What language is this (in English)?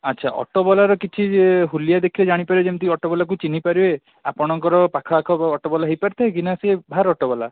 Odia